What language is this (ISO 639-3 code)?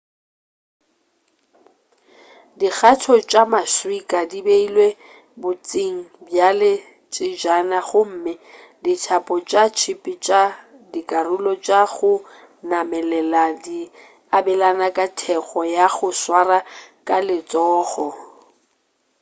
nso